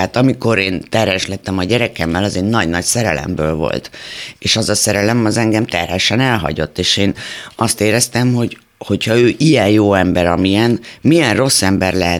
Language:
Hungarian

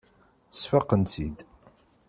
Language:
Kabyle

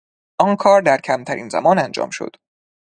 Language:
Persian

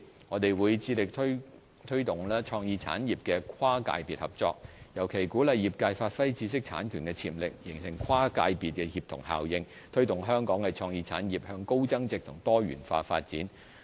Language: Cantonese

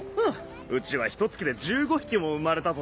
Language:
Japanese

